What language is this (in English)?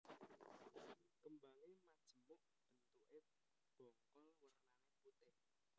Javanese